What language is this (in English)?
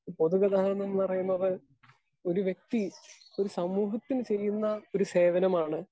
Malayalam